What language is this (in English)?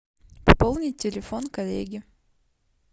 Russian